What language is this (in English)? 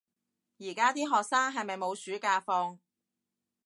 Cantonese